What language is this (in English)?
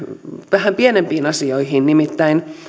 Finnish